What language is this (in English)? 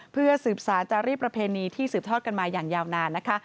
Thai